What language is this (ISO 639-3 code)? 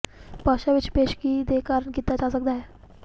pan